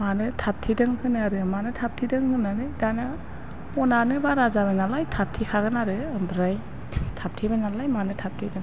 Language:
Bodo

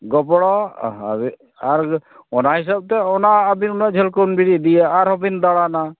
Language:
Santali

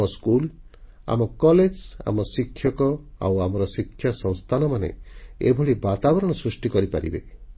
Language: Odia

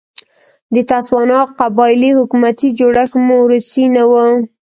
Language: Pashto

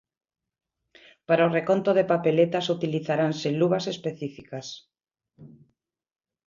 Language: Galician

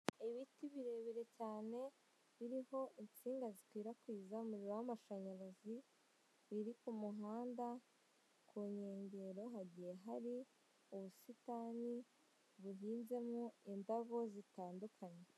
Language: Kinyarwanda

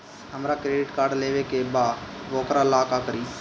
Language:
Bhojpuri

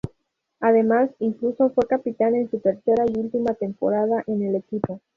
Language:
Spanish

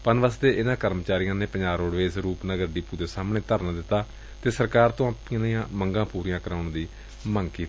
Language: Punjabi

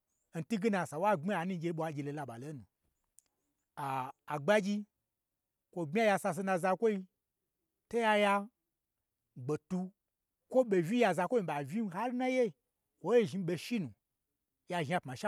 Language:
Gbagyi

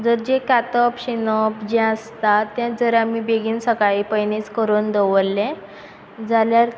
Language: Konkani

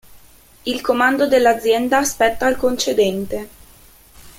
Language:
Italian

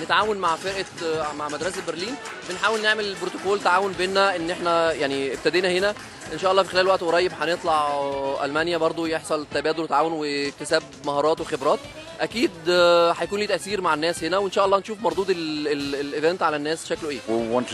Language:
Arabic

